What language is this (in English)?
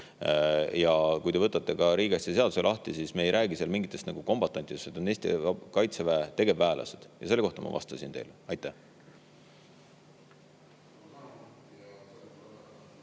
Estonian